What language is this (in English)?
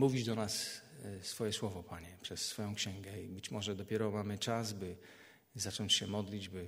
Polish